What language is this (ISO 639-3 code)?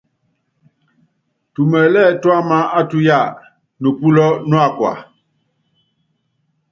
yav